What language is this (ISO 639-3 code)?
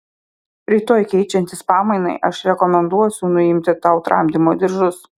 lit